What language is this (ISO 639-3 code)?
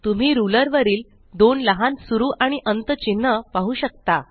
mar